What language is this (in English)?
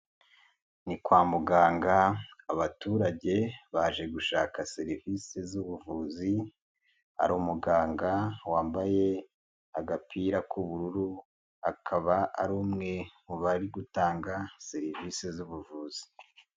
Kinyarwanda